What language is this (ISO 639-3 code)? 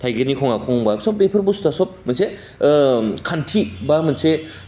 brx